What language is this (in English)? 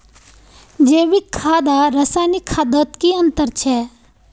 Magahi